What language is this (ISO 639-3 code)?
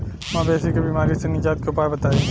bho